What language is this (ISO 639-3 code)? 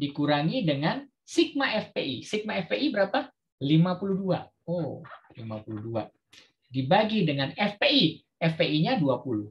ind